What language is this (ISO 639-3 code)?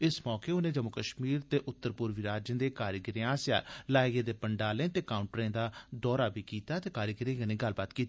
doi